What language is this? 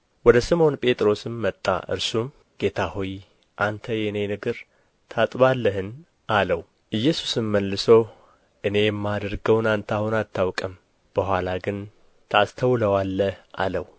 Amharic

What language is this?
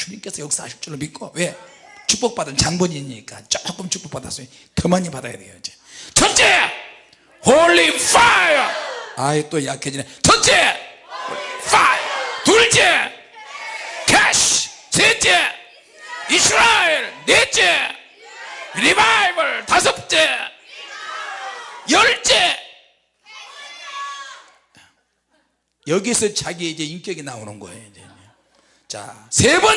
Korean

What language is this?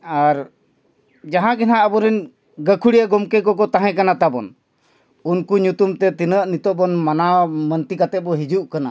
Santali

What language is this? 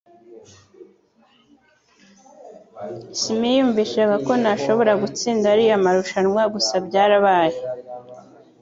Kinyarwanda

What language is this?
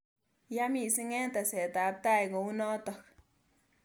Kalenjin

